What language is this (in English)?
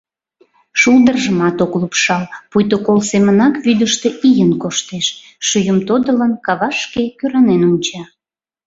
Mari